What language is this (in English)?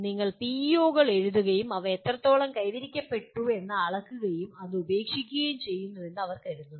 Malayalam